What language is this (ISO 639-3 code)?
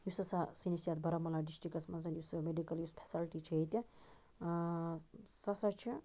kas